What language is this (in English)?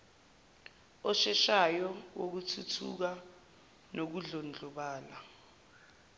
Zulu